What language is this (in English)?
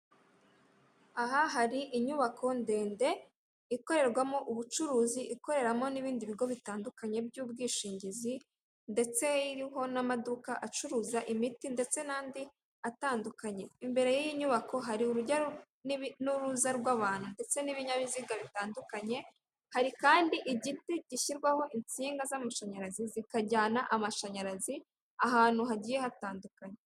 Kinyarwanda